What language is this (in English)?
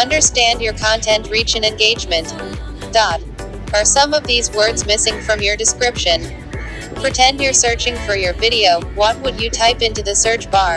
English